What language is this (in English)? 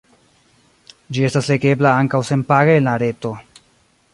Esperanto